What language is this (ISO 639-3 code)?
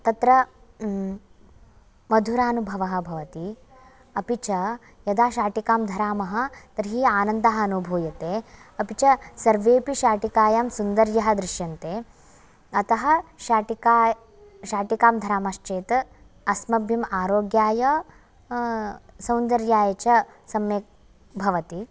san